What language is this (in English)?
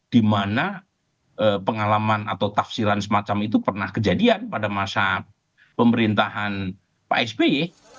Indonesian